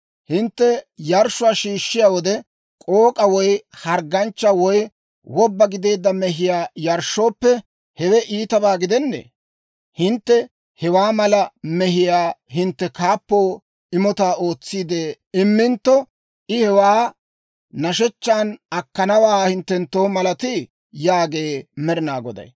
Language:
Dawro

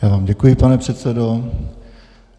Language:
Czech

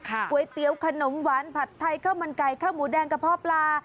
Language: Thai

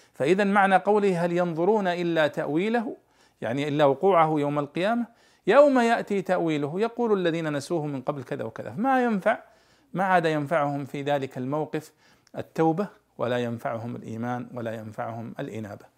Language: Arabic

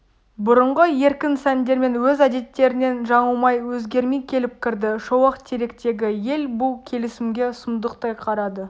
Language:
Kazakh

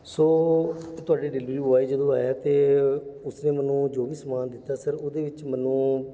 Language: Punjabi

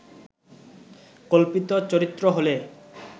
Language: Bangla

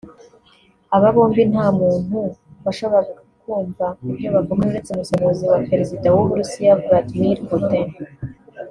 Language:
Kinyarwanda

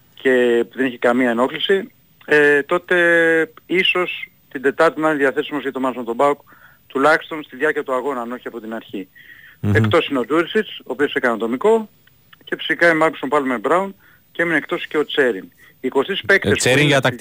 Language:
Greek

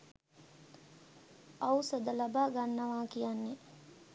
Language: Sinhala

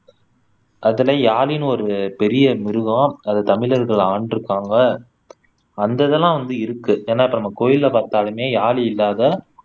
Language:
Tamil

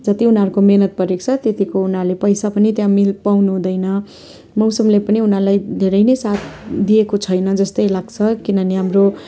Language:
Nepali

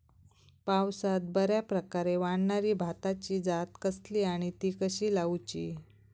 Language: Marathi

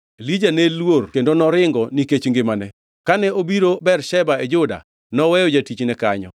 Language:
Luo (Kenya and Tanzania)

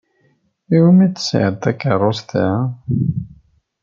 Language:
Kabyle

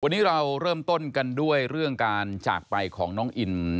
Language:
Thai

